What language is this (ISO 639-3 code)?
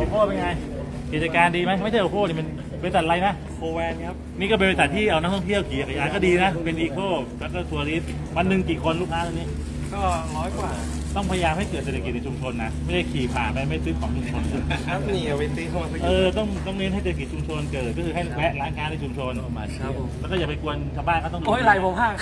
tha